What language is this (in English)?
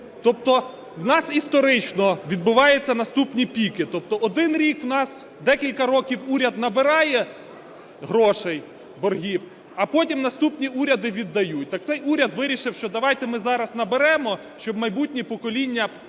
Ukrainian